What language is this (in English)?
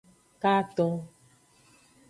Aja (Benin)